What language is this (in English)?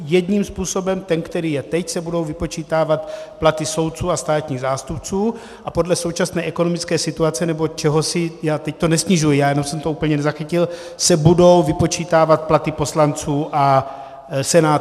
Czech